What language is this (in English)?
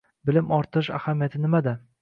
Uzbek